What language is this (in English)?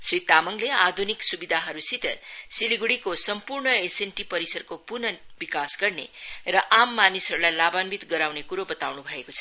Nepali